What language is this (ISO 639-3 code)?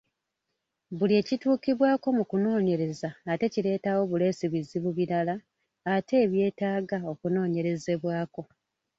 lug